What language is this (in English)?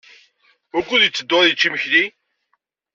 Kabyle